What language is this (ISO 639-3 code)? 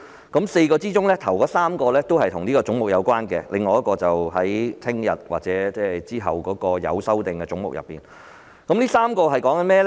yue